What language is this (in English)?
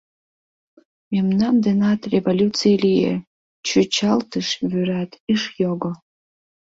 Mari